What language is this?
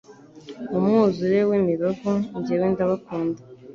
Kinyarwanda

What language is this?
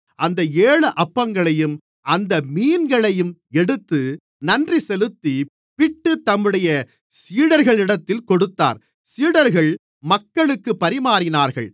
Tamil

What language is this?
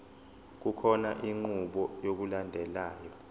Zulu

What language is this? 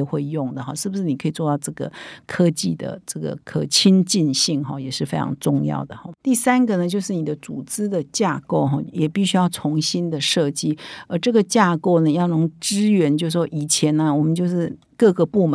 Chinese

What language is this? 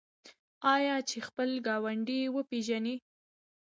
Pashto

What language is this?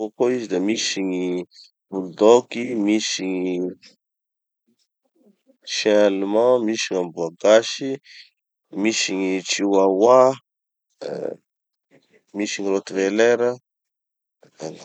Tanosy Malagasy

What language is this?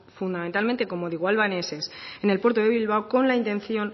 Spanish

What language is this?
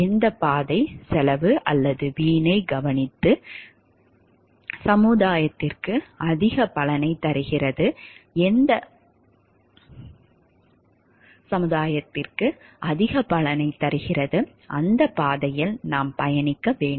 Tamil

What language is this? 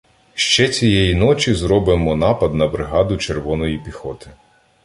Ukrainian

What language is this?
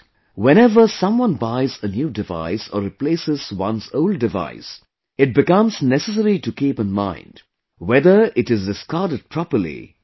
English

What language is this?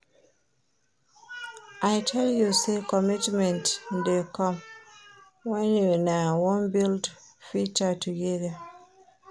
Nigerian Pidgin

